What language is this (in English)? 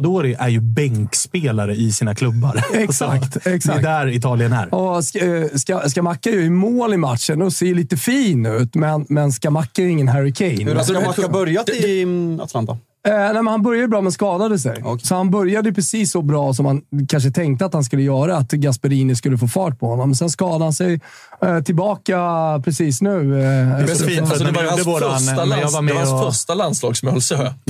Swedish